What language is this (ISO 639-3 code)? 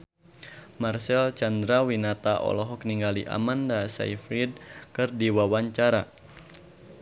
sun